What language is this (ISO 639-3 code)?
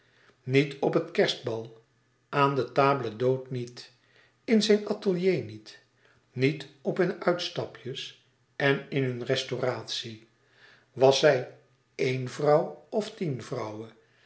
nld